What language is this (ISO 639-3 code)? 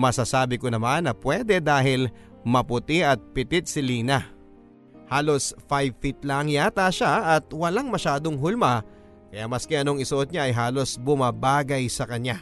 fil